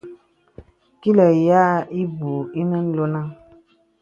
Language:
Bebele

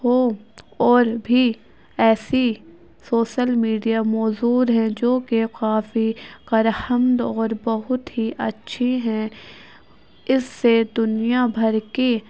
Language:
Urdu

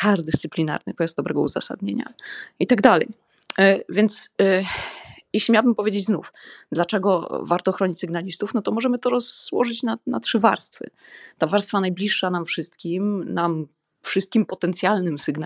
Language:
Polish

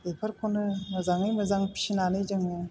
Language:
Bodo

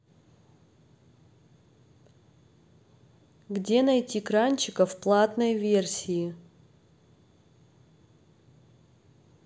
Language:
Russian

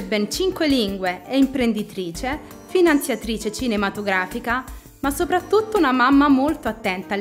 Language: Italian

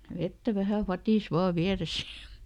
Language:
Finnish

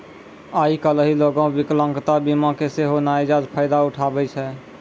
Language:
Maithili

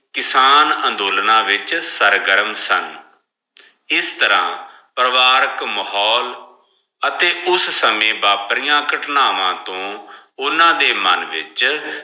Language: Punjabi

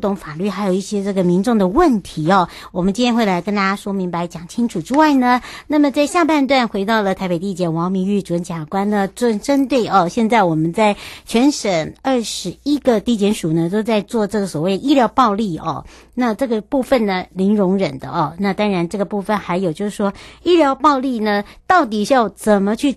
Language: Chinese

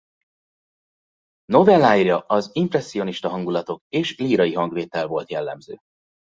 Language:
Hungarian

